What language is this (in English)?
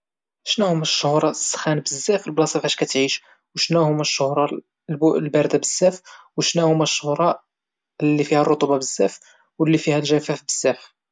Moroccan Arabic